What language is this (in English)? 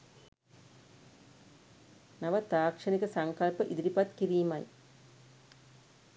Sinhala